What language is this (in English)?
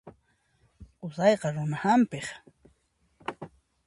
Puno Quechua